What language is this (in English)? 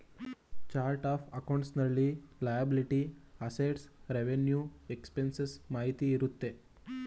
Kannada